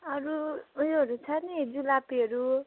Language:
Nepali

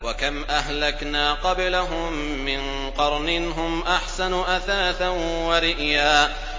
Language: Arabic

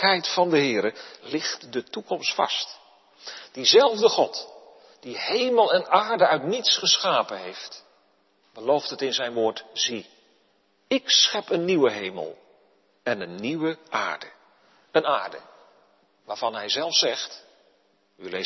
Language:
Dutch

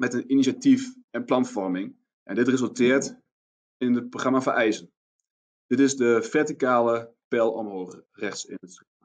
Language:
Dutch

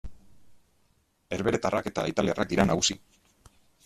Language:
Basque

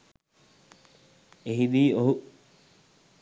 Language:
Sinhala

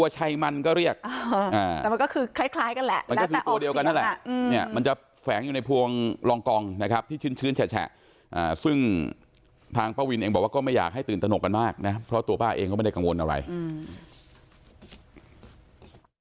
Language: Thai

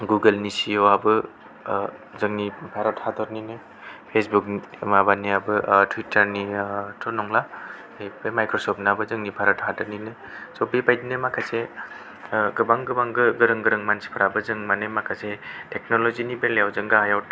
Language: Bodo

